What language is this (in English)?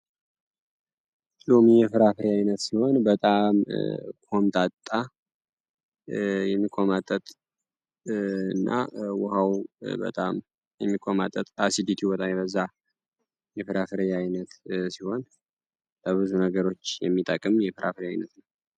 Amharic